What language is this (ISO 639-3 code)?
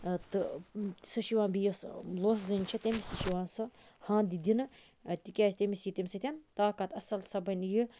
kas